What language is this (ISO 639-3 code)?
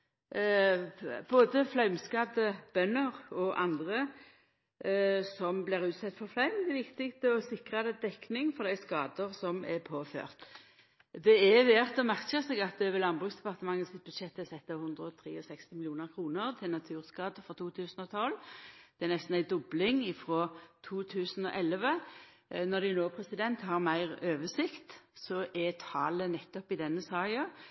nno